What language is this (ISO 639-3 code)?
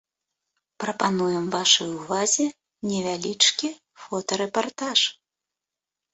bel